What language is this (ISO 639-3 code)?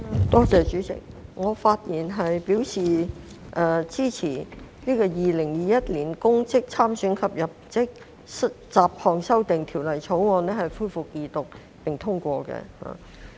yue